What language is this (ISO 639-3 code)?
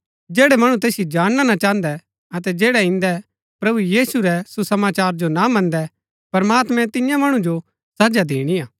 gbk